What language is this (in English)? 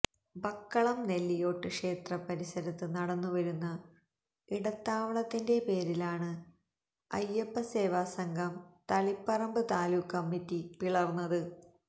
Malayalam